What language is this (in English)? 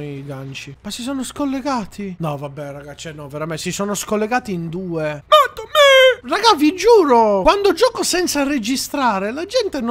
Italian